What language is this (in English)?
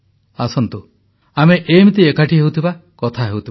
Odia